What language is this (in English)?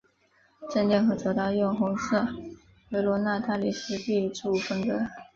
Chinese